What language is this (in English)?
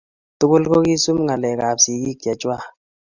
Kalenjin